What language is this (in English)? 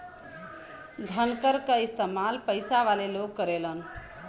Bhojpuri